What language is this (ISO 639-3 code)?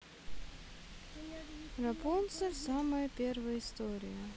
rus